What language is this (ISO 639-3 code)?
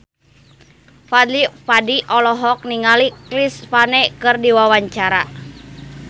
sun